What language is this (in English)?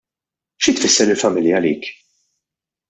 Maltese